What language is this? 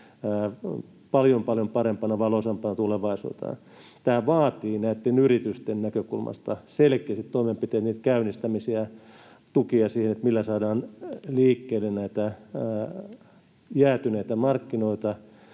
Finnish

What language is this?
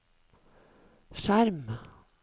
Norwegian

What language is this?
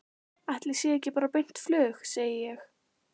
Icelandic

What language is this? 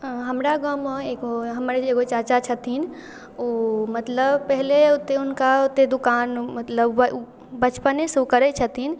Maithili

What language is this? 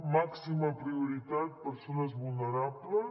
Catalan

